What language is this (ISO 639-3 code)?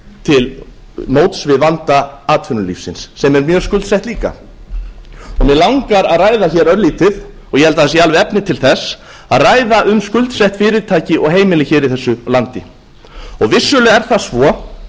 isl